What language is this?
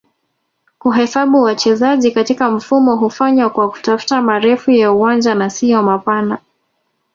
Swahili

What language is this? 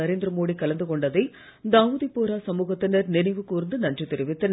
Tamil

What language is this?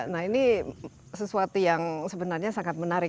Indonesian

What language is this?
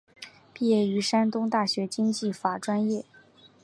Chinese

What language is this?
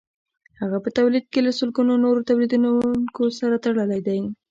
Pashto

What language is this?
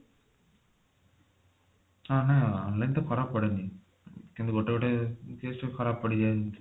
Odia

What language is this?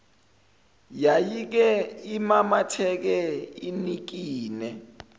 Zulu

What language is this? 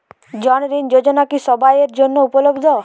Bangla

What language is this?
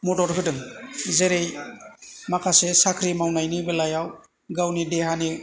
Bodo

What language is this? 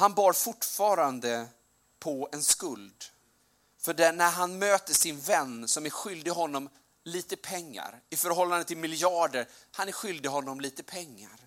Swedish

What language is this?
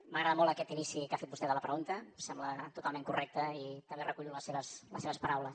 Catalan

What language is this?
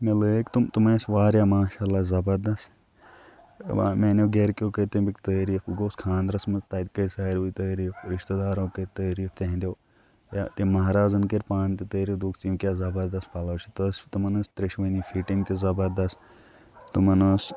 Kashmiri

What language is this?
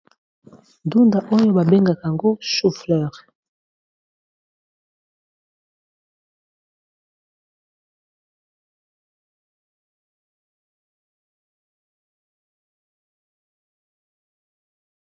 Lingala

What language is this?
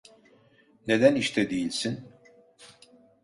Turkish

